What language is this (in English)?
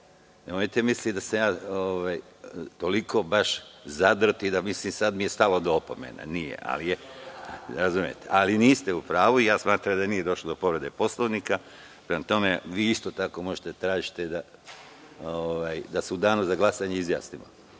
Serbian